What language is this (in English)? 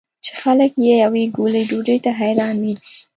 Pashto